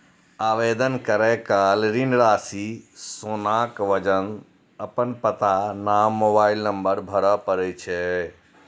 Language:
Maithili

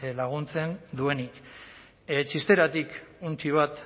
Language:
Basque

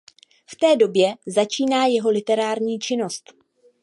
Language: Czech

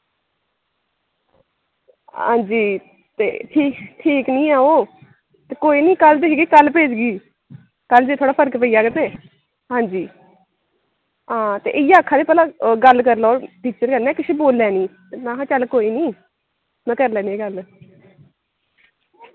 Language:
Dogri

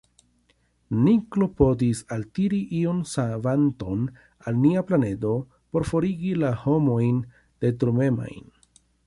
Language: Esperanto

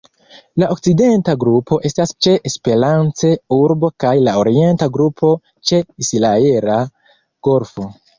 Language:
Esperanto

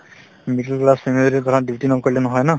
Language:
Assamese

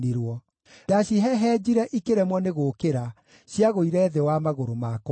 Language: Kikuyu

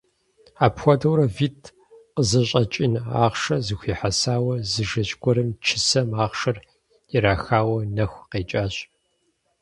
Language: Kabardian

